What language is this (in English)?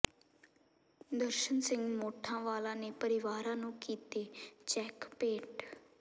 Punjabi